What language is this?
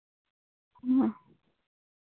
Santali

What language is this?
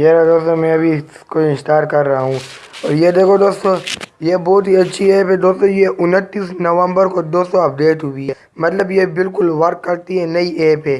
Urdu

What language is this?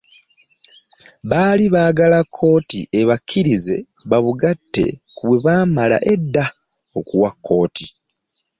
Ganda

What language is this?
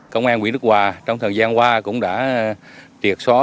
Vietnamese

